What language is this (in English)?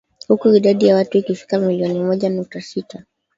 Swahili